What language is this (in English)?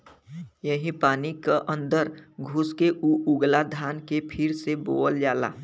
Bhojpuri